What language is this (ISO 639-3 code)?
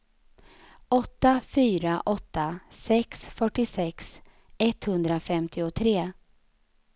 swe